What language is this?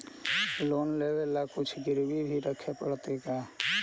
Magahi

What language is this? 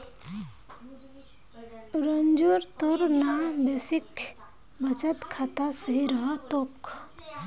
Magahi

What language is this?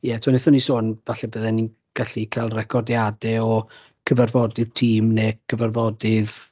Welsh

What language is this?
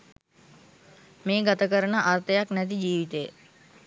Sinhala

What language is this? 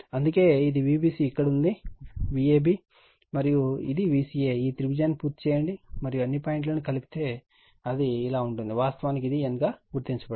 Telugu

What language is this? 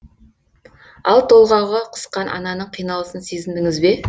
Kazakh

